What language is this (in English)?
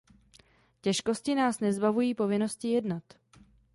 Czech